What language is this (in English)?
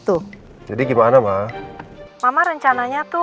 Indonesian